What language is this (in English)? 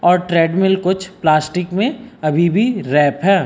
Hindi